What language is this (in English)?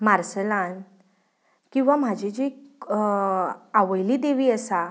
Konkani